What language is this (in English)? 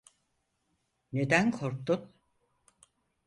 Turkish